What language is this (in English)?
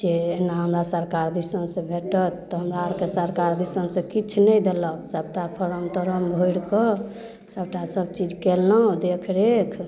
Maithili